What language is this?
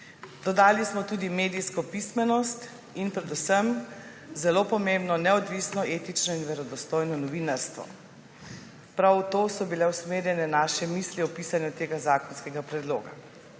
Slovenian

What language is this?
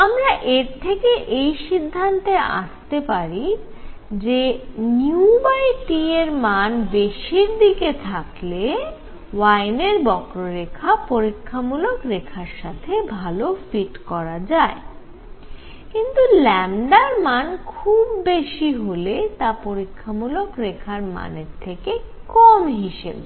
Bangla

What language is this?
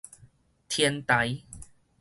Min Nan Chinese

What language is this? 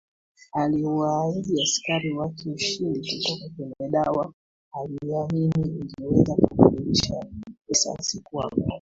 Swahili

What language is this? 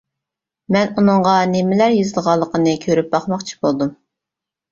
Uyghur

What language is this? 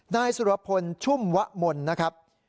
Thai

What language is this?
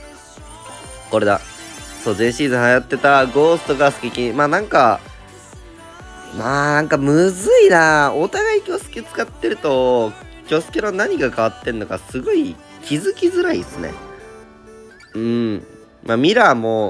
Japanese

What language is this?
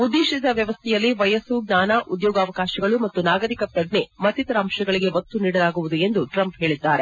Kannada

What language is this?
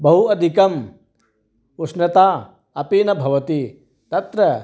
Sanskrit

